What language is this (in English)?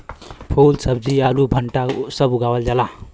Bhojpuri